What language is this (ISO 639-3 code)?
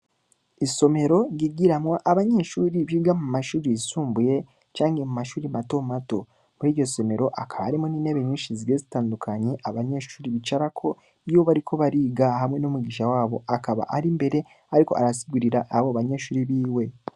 run